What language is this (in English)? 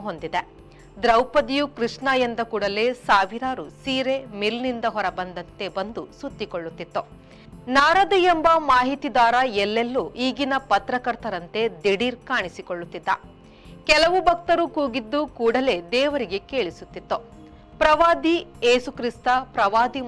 Kannada